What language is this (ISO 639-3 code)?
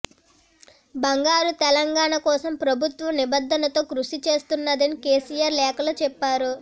tel